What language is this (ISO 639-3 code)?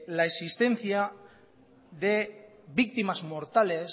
spa